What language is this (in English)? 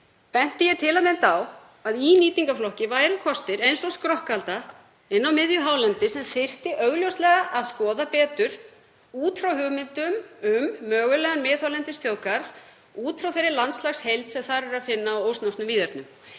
Icelandic